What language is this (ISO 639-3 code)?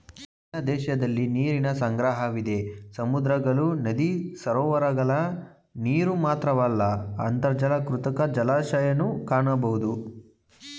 kan